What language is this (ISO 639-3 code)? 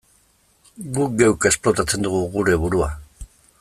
eus